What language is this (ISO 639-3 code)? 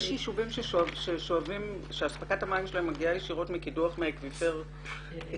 heb